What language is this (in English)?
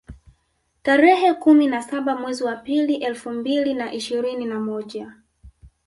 Swahili